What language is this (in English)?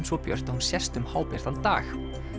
Icelandic